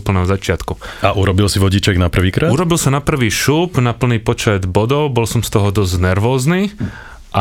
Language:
Slovak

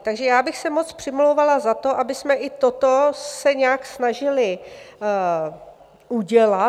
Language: Czech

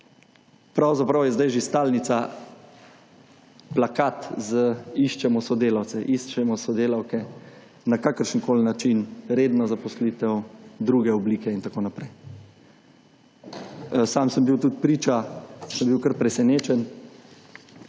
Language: Slovenian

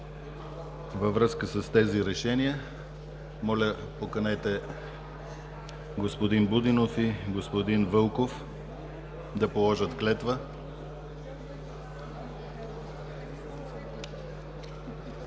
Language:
Bulgarian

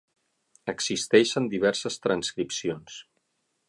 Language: Catalan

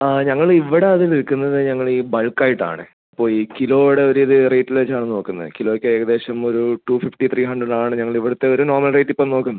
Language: Malayalam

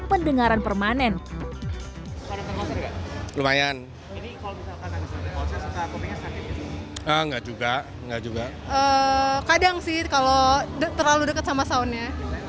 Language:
Indonesian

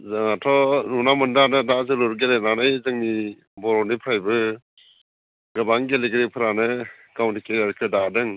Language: Bodo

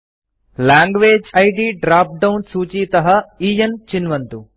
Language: Sanskrit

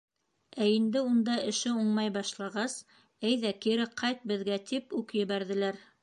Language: Bashkir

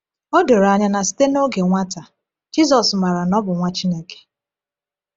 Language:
Igbo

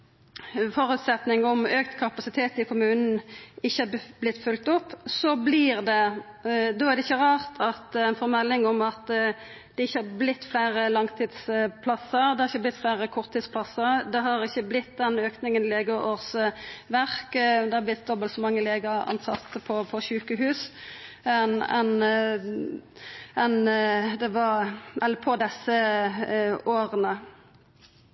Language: Norwegian Nynorsk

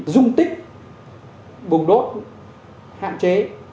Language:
Vietnamese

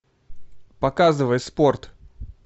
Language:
Russian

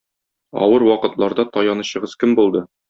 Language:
Tatar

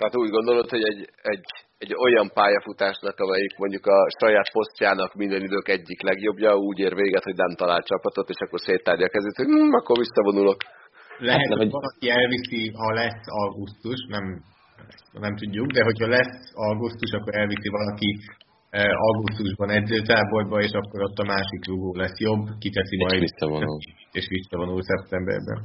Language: Hungarian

